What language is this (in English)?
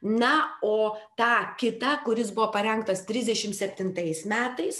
Lithuanian